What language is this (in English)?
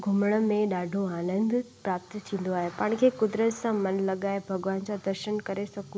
Sindhi